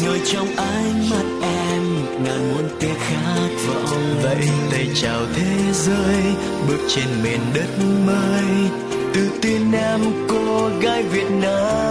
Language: Vietnamese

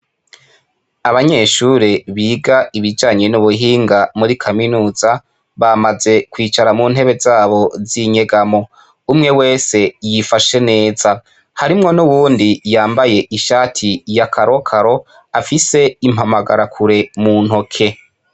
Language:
Rundi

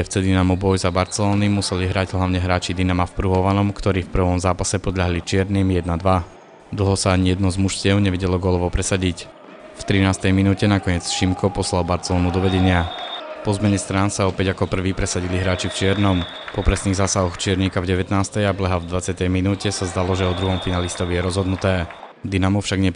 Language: Slovak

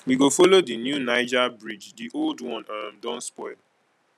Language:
Nigerian Pidgin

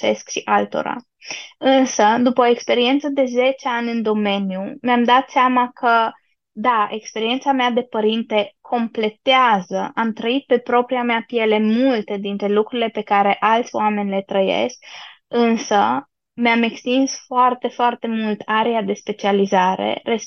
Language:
Romanian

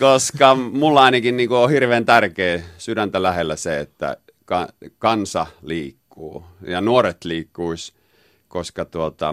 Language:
Finnish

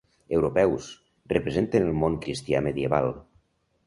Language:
Catalan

